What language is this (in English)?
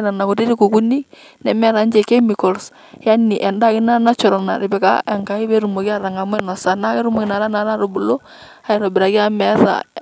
Masai